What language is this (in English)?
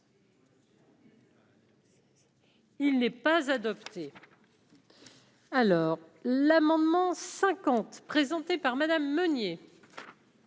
French